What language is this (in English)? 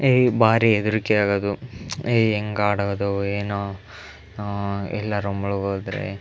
Kannada